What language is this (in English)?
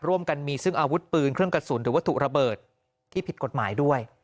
Thai